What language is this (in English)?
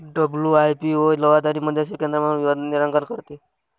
Marathi